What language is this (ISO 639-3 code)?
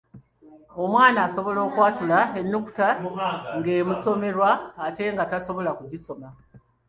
lug